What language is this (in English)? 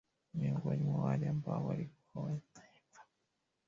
Swahili